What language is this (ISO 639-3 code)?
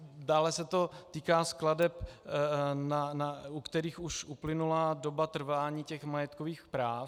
ces